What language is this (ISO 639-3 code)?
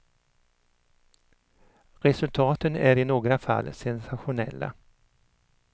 swe